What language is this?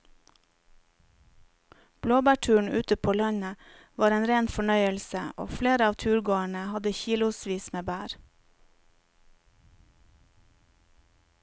Norwegian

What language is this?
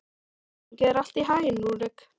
Icelandic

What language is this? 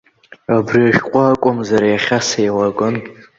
Abkhazian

